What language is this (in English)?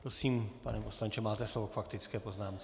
Czech